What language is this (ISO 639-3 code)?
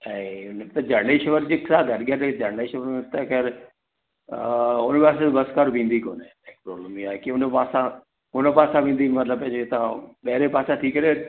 snd